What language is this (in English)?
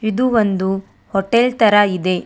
Kannada